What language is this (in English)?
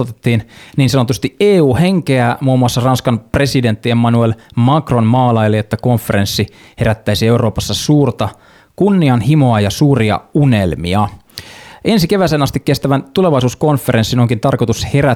Finnish